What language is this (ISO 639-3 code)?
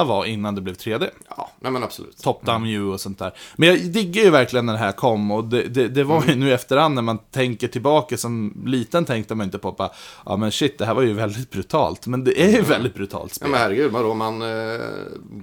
swe